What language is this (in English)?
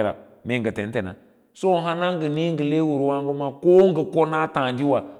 Lala-Roba